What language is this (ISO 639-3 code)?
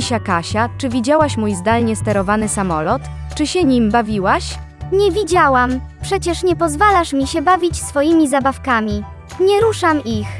pol